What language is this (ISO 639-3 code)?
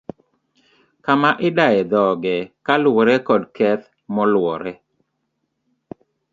luo